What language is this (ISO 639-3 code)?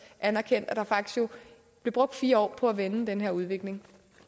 dan